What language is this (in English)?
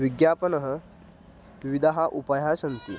Sanskrit